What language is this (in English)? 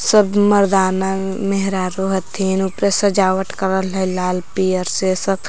Magahi